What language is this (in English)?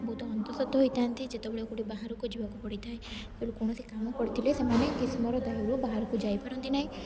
Odia